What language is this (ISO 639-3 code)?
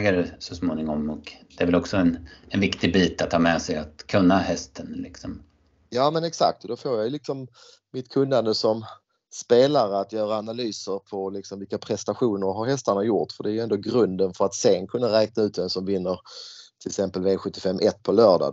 swe